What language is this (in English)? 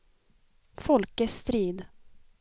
Swedish